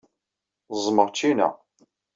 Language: Kabyle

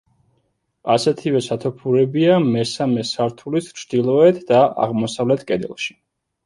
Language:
Georgian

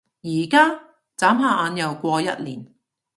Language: Cantonese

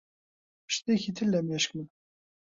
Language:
Central Kurdish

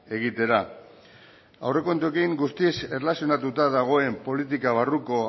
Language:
Basque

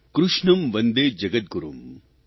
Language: Gujarati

